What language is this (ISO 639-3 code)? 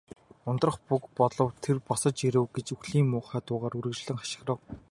mon